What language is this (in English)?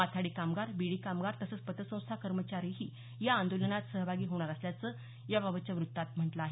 Marathi